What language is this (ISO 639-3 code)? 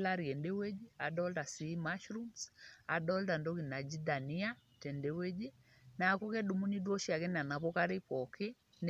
mas